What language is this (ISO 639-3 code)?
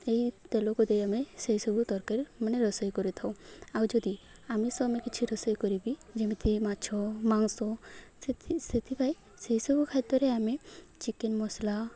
ori